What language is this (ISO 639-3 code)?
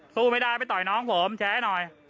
tha